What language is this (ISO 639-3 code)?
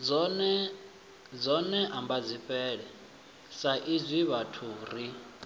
ven